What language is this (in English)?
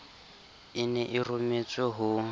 Southern Sotho